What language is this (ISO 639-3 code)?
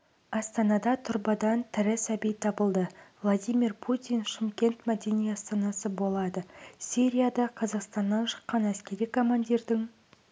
kaz